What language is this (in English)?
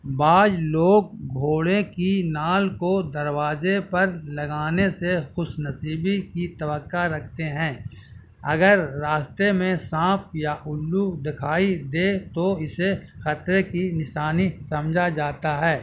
Urdu